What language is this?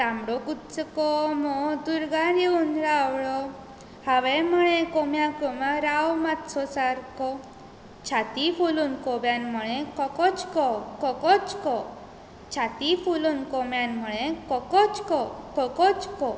Konkani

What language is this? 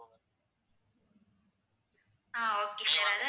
Tamil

